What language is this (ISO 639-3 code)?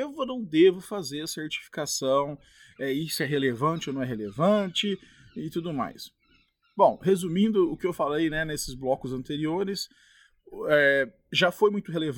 por